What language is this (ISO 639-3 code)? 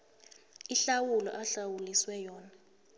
nbl